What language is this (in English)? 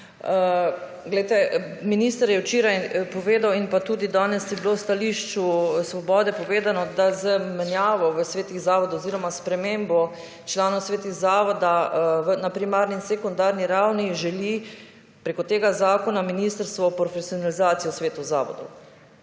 Slovenian